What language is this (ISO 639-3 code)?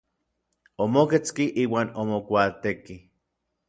nlv